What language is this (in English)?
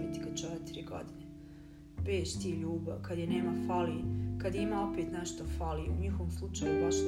Croatian